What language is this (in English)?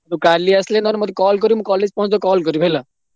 Odia